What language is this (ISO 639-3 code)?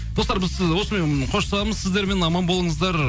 kaz